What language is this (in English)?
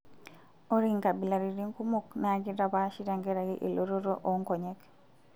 Masai